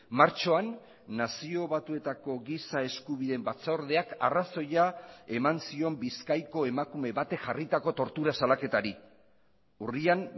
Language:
Basque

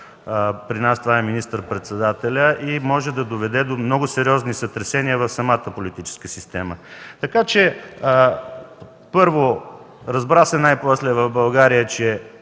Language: Bulgarian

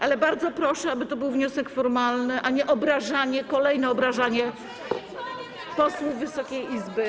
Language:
Polish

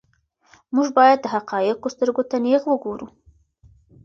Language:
Pashto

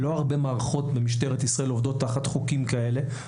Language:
Hebrew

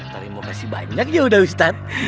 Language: Indonesian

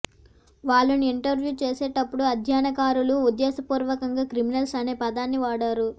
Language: Telugu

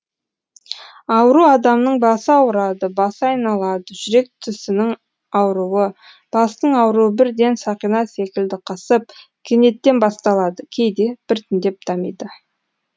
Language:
Kazakh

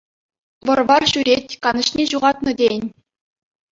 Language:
Chuvash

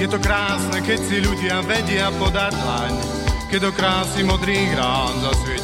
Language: Croatian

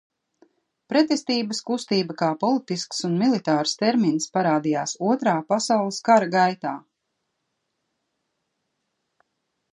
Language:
Latvian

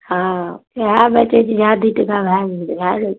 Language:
Maithili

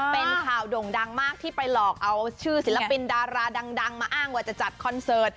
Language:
Thai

